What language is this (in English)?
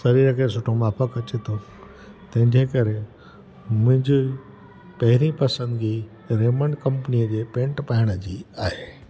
Sindhi